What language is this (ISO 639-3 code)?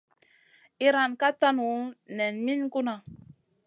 mcn